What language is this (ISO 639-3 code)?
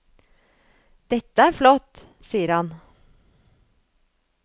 nor